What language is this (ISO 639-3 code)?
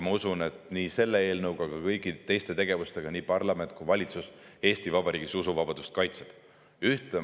est